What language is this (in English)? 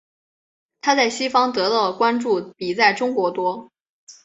Chinese